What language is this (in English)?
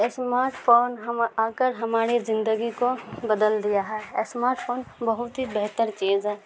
Urdu